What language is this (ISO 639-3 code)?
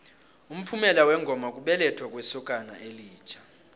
nbl